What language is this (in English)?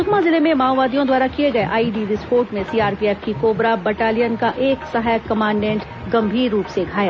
Hindi